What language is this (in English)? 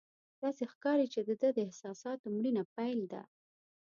Pashto